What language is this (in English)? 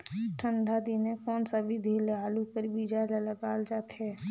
Chhattisgarhi